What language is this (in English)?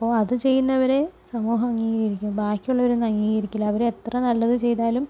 Malayalam